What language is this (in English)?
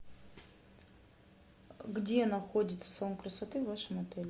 Russian